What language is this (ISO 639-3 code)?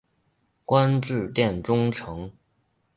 zho